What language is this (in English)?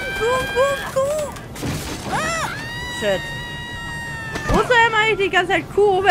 German